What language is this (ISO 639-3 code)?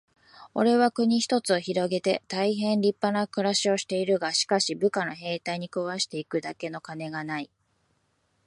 jpn